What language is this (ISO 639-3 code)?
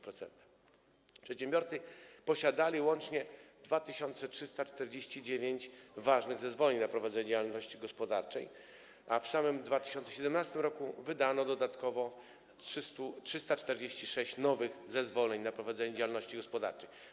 pol